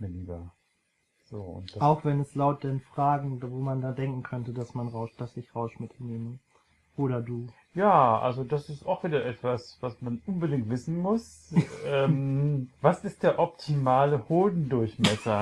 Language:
German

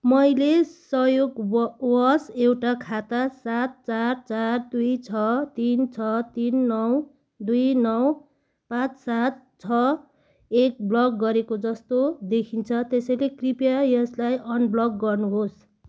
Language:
Nepali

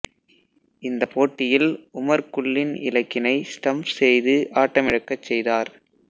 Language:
Tamil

